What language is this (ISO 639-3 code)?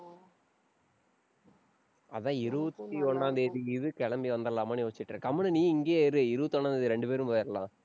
tam